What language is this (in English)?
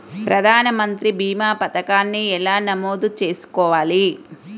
Telugu